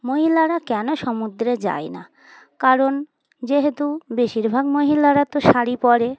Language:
Bangla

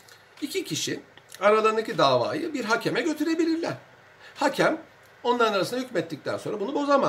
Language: Turkish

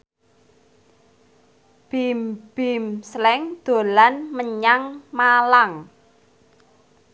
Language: Javanese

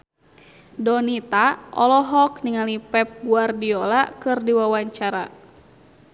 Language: Sundanese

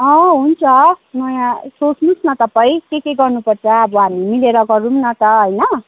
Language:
Nepali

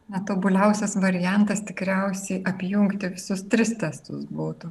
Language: Lithuanian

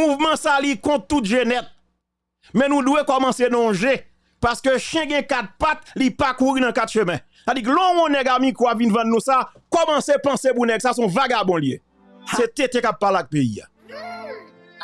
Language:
French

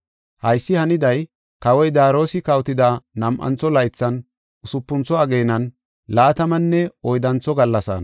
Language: Gofa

